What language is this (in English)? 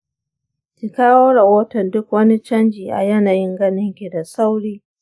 Hausa